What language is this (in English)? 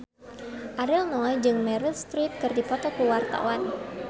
Sundanese